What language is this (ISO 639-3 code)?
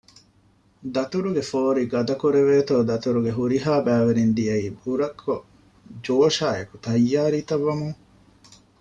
div